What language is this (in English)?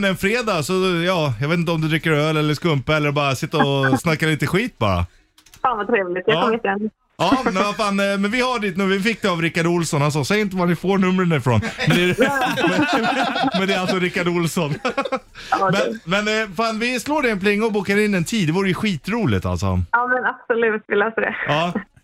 Swedish